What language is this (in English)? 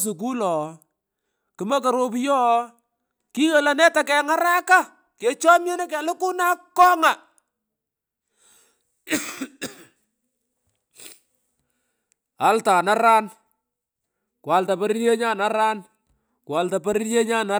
Pökoot